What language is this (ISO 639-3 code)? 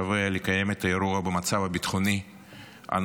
heb